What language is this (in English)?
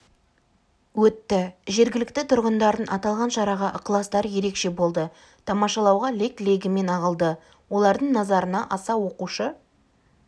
Kazakh